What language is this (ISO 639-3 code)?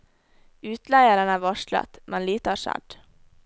nor